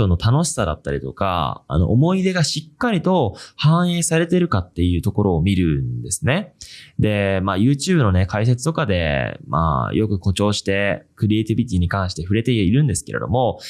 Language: Japanese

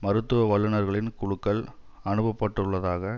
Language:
Tamil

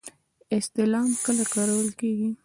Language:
Pashto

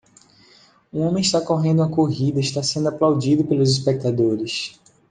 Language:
Portuguese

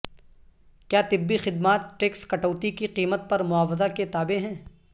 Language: Urdu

